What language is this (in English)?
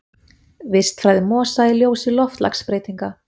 Icelandic